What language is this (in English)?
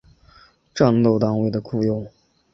Chinese